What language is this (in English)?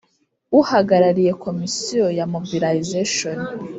Kinyarwanda